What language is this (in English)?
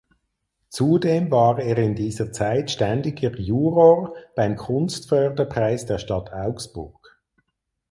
German